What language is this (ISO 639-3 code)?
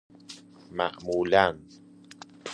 fas